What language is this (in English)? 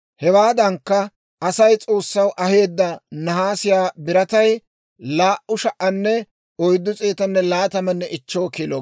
Dawro